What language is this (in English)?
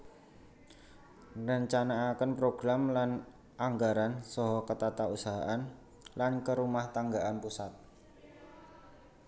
Javanese